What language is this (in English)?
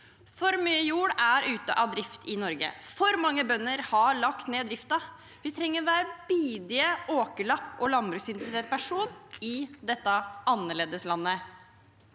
Norwegian